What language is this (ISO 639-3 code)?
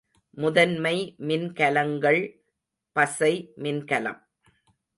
tam